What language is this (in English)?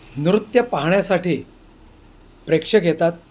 Marathi